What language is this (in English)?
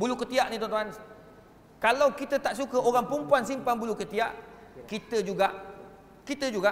Malay